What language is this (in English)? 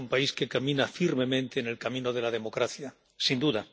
Spanish